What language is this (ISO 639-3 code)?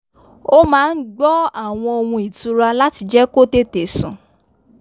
yor